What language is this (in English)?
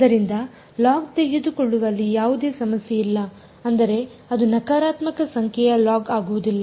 Kannada